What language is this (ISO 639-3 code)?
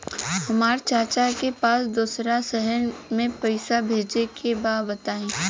bho